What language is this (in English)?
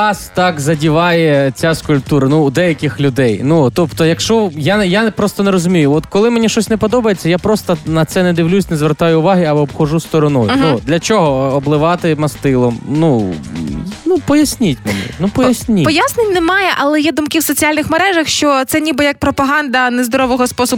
Ukrainian